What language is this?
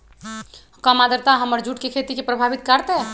Magahi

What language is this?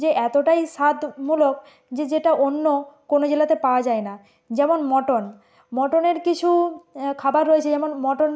Bangla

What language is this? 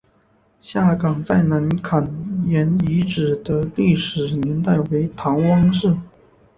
Chinese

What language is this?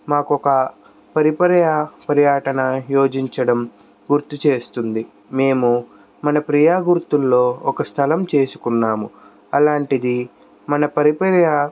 Telugu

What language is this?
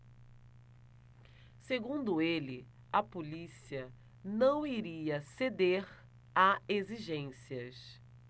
Portuguese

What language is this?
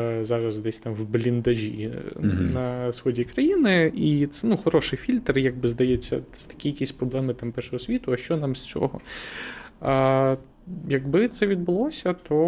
Ukrainian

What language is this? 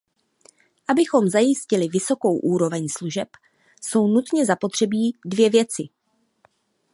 Czech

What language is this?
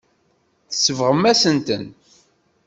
Kabyle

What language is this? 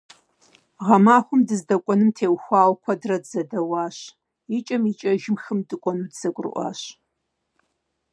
Kabardian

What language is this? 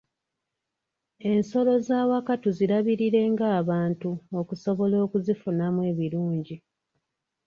Ganda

